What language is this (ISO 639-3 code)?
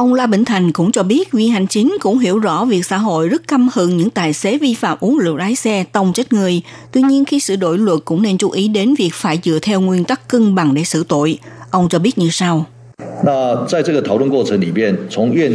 vie